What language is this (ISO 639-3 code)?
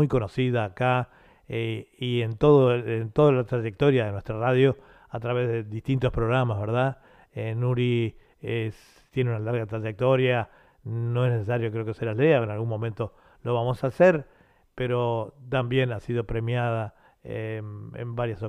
spa